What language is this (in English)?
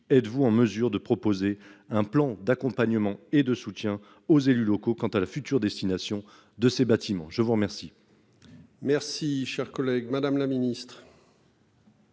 French